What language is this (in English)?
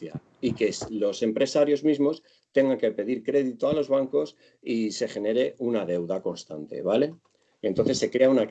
Spanish